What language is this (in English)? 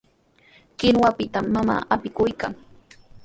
Sihuas Ancash Quechua